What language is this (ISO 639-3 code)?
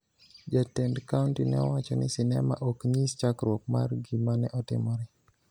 luo